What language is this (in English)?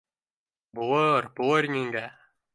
Bashkir